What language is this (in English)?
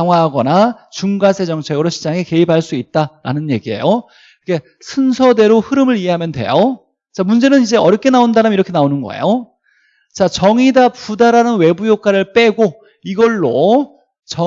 Korean